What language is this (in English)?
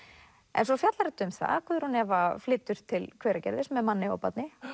Icelandic